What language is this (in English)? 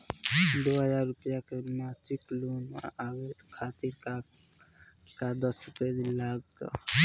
Bhojpuri